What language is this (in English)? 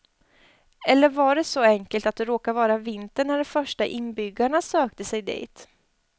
Swedish